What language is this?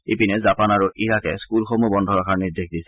Assamese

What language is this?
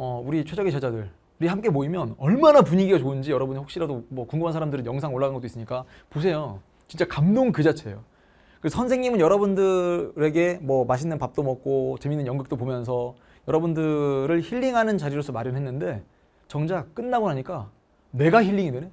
Korean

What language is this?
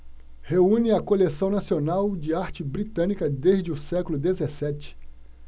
Portuguese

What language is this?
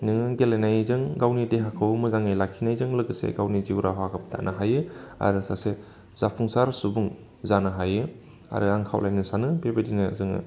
Bodo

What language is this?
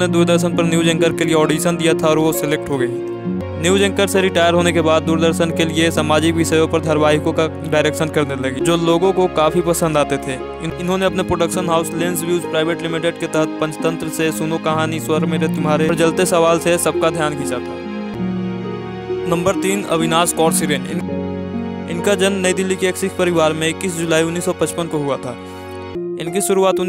Hindi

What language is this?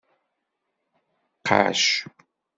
Kabyle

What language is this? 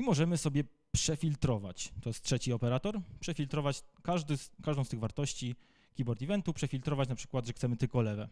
Polish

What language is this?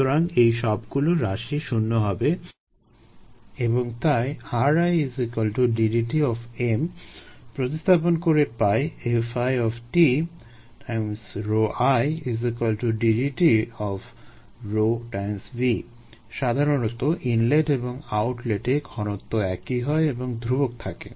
Bangla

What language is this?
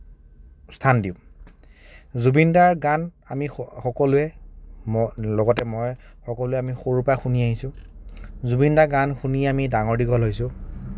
Assamese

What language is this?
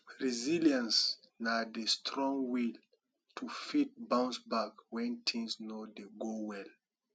Nigerian Pidgin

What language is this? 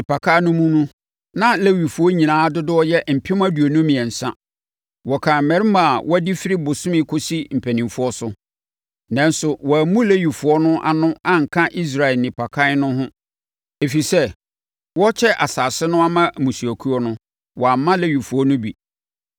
Akan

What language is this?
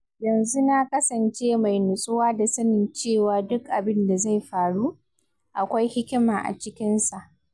Hausa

